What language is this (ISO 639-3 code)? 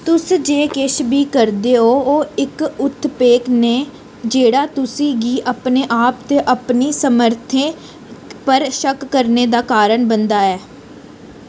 doi